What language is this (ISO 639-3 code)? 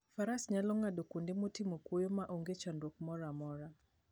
luo